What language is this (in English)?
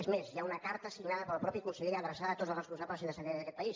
Catalan